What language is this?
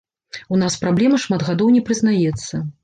Belarusian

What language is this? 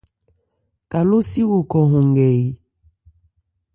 Ebrié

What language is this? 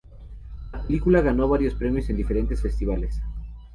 Spanish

